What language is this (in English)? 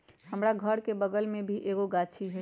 Magahi